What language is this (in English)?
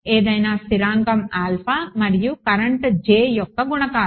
Telugu